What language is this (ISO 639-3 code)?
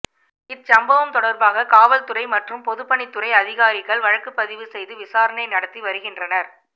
tam